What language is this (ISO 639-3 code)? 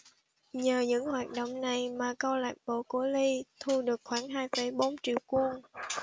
vie